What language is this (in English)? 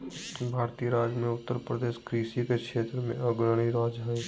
Magahi